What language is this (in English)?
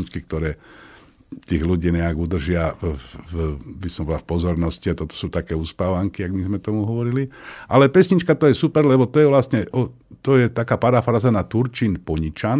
Slovak